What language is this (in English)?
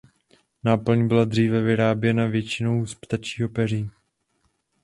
Czech